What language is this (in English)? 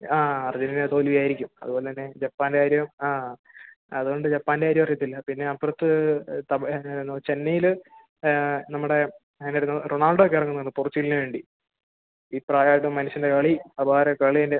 Malayalam